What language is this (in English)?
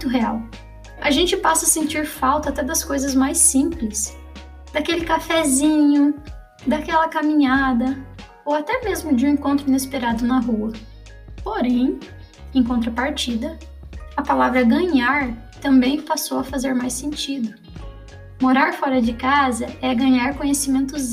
Portuguese